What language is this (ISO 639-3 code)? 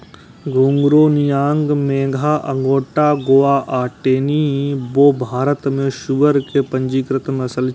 mai